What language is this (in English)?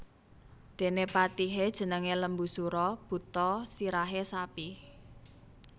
Javanese